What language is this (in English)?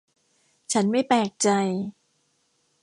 Thai